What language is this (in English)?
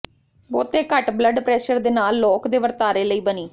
Punjabi